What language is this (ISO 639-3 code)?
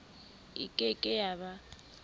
sot